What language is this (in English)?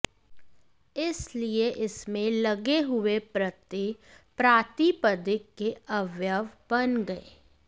Sanskrit